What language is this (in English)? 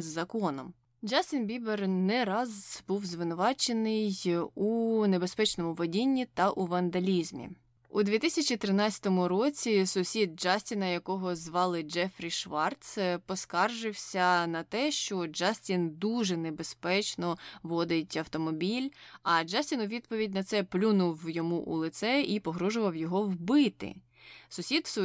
Ukrainian